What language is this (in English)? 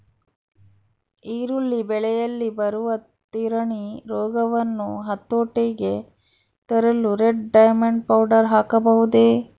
Kannada